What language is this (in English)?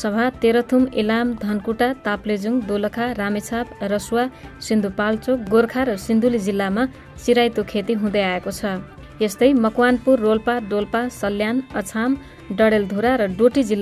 Indonesian